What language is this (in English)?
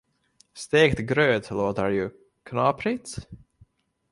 Swedish